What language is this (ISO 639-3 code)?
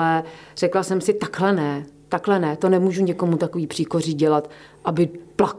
ces